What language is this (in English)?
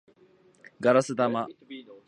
Japanese